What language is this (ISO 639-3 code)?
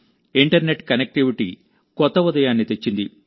tel